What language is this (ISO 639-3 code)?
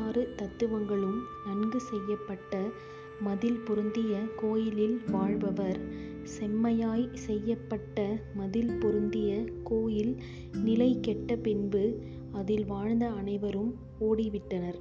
tam